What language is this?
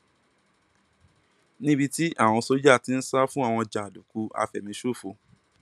Yoruba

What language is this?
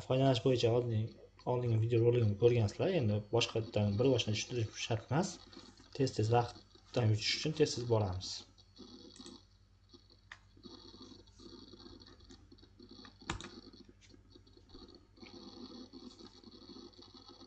Turkish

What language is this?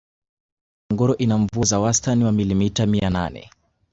Swahili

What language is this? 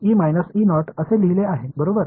Marathi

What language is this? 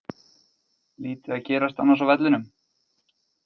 Icelandic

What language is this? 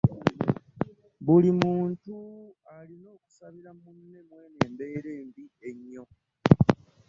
Ganda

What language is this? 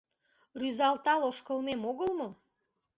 Mari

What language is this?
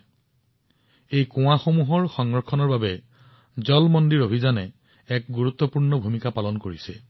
Assamese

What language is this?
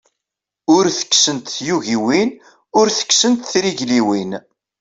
Kabyle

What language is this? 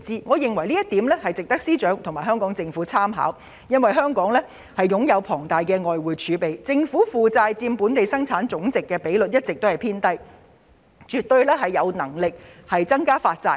Cantonese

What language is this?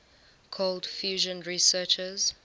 English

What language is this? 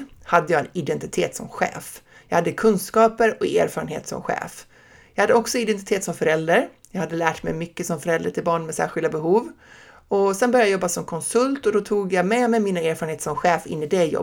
Swedish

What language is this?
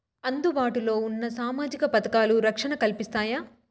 Telugu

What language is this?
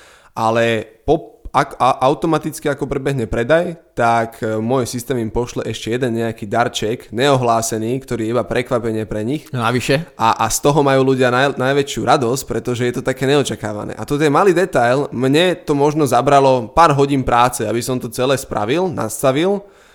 Slovak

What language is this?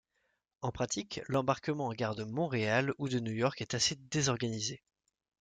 French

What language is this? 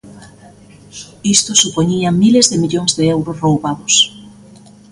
Galician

